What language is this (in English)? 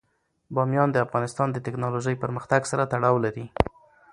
Pashto